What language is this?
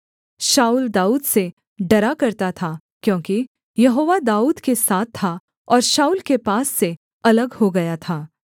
Hindi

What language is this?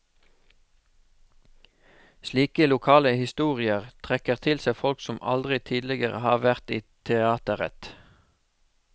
Norwegian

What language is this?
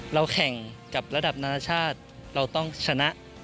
Thai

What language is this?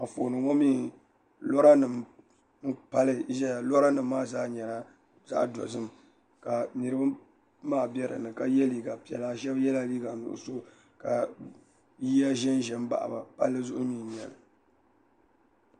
Dagbani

